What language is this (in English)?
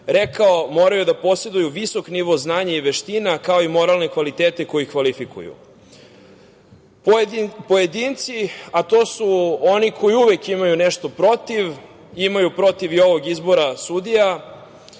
Serbian